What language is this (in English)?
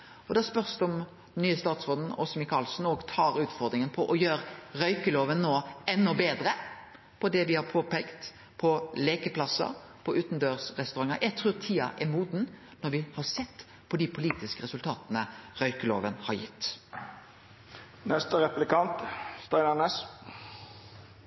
Norwegian Nynorsk